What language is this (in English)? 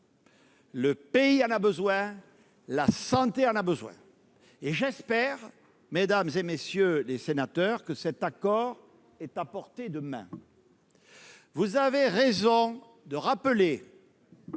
French